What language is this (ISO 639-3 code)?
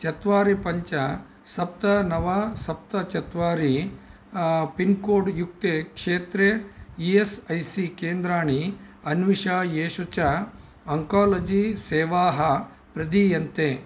san